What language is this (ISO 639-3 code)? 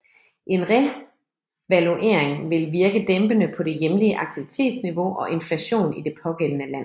dan